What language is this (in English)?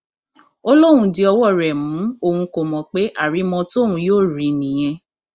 Yoruba